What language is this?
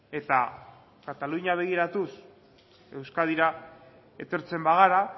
Basque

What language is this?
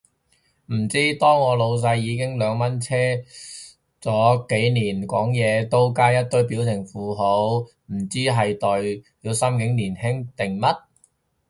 Cantonese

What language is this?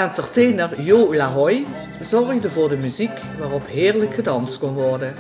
Dutch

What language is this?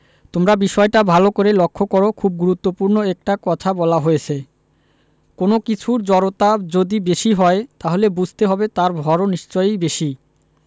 Bangla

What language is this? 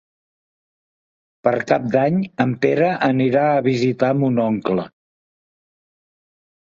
Catalan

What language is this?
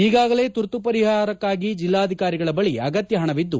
Kannada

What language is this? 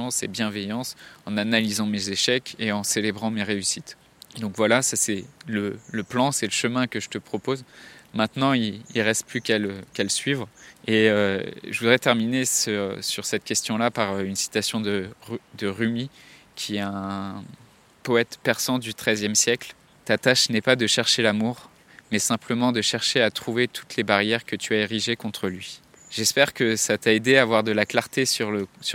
French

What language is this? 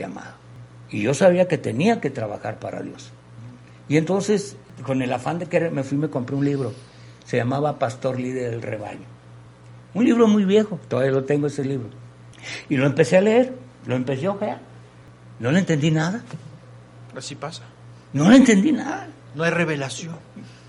Spanish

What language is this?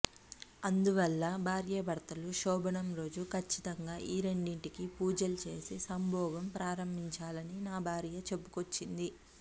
Telugu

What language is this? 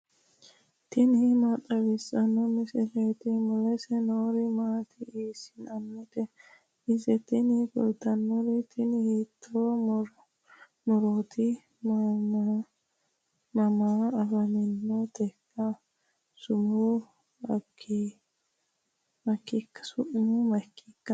Sidamo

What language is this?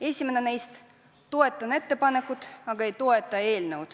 Estonian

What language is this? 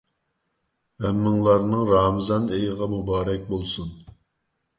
Uyghur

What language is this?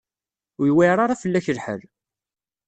Kabyle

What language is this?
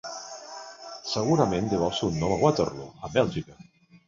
Catalan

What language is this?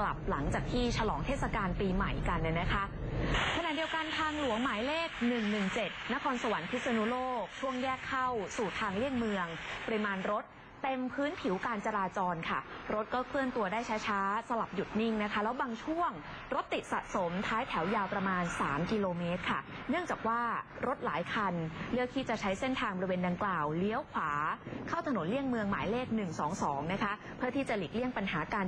Thai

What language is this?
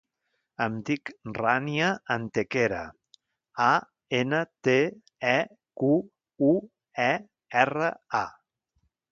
Catalan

